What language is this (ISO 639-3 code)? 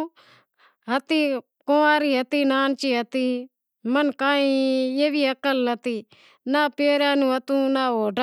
kxp